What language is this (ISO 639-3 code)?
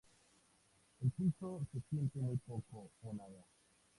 spa